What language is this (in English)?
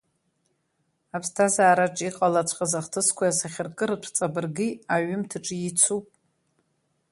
Abkhazian